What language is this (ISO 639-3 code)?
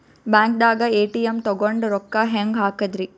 kan